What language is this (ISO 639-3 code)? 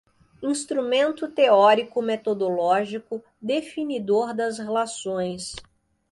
por